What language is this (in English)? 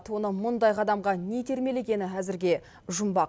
Kazakh